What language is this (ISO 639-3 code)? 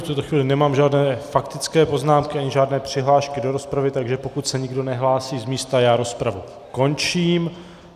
ces